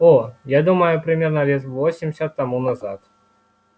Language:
Russian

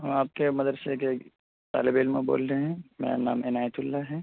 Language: Urdu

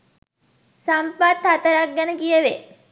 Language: Sinhala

